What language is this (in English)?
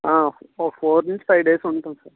Telugu